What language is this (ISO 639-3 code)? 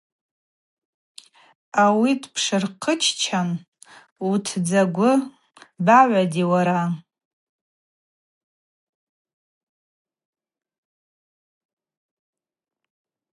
abq